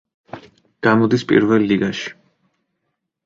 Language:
Georgian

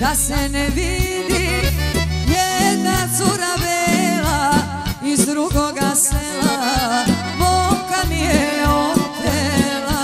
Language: Romanian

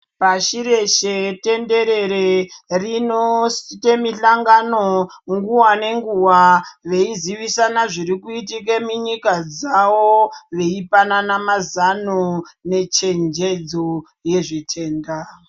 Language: Ndau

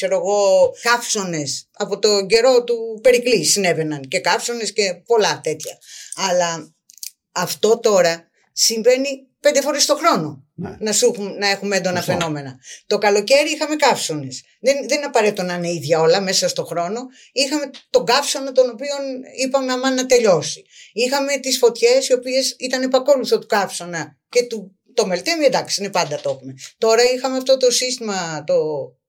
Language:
Greek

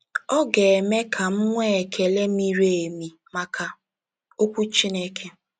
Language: Igbo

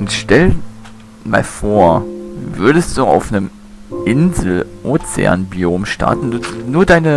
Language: German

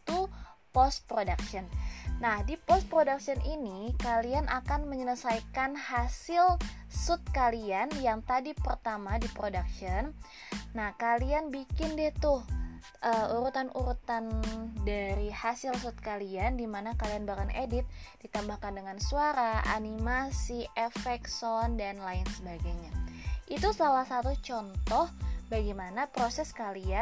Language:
Indonesian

